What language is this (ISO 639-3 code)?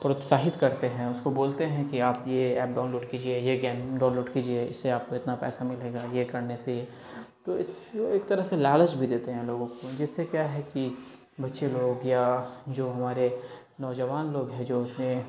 urd